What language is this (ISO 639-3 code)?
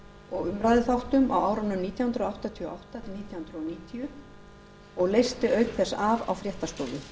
isl